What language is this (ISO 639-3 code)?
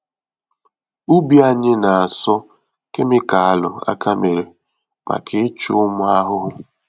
ibo